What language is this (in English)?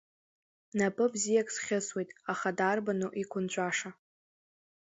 Abkhazian